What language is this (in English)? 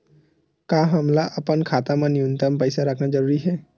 Chhattisgarhi